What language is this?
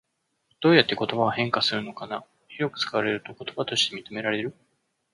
Japanese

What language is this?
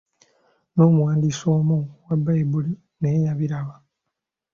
Ganda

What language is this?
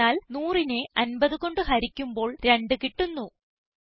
Malayalam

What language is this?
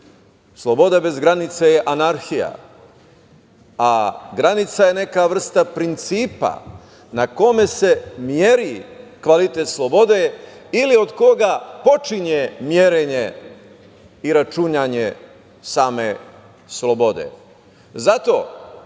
Serbian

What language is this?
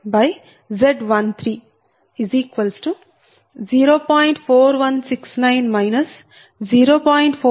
Telugu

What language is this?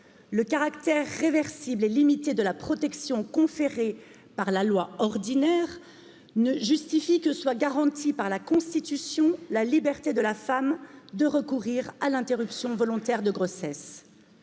French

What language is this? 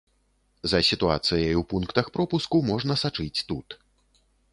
Belarusian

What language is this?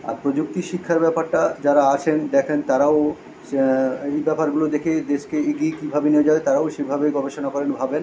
Bangla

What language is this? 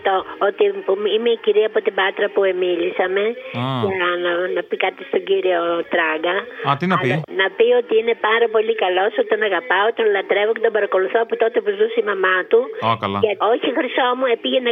Greek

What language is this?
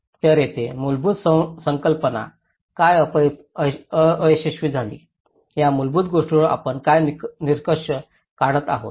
Marathi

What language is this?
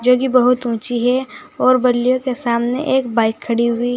Hindi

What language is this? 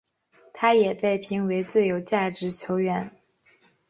Chinese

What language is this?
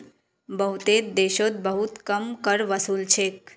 Magahi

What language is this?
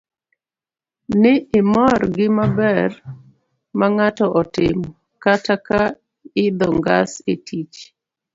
Luo (Kenya and Tanzania)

